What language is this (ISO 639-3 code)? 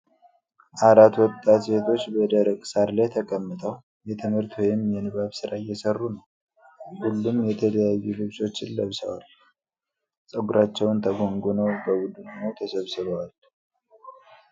amh